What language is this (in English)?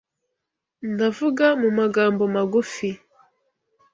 Kinyarwanda